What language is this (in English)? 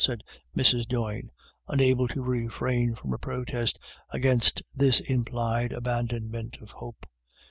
English